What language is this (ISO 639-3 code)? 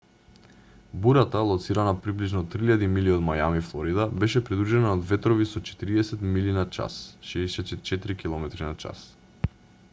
mkd